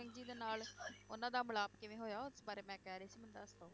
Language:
Punjabi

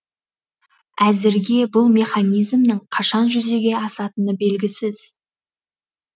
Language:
Kazakh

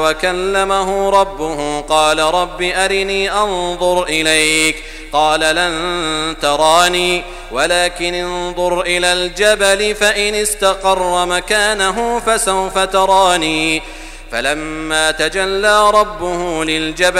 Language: Arabic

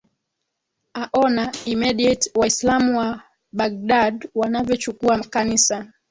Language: Swahili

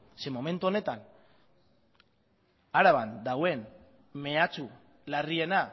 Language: Basque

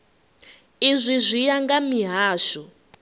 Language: Venda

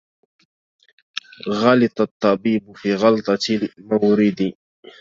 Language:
Arabic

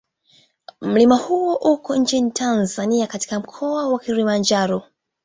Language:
Swahili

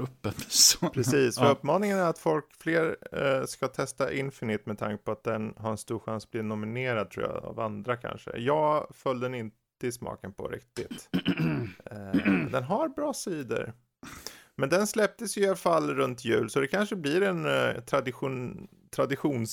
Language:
Swedish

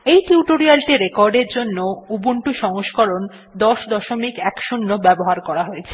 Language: Bangla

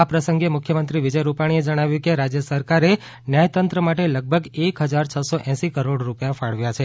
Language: Gujarati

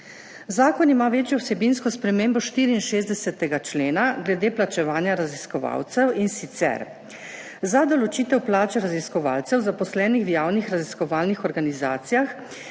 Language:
Slovenian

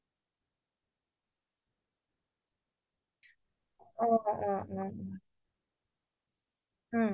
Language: Assamese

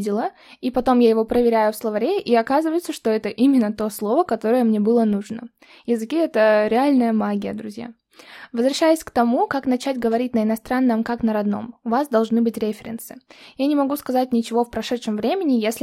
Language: Russian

